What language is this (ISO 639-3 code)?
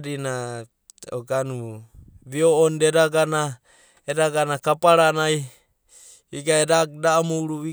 kbt